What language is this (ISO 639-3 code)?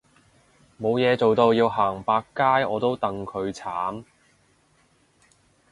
yue